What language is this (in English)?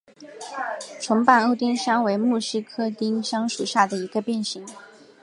Chinese